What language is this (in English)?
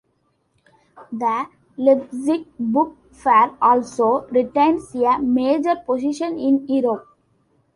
English